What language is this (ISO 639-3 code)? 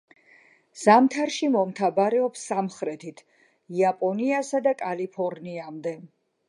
kat